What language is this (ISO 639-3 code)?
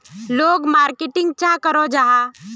mag